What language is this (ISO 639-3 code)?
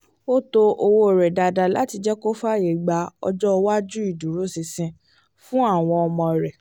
yor